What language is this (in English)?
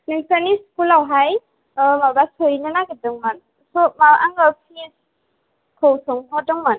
Bodo